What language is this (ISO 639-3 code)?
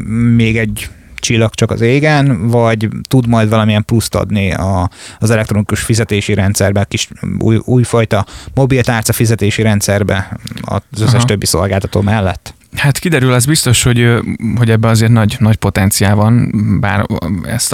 hun